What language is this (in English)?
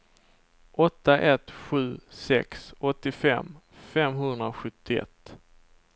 Swedish